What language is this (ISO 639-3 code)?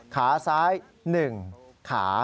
tha